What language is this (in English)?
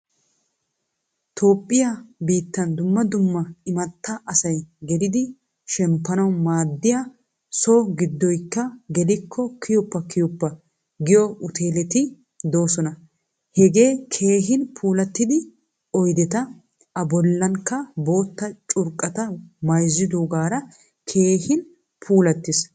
Wolaytta